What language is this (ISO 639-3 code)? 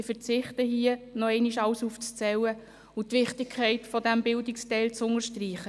gsw